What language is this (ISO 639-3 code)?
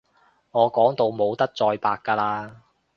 yue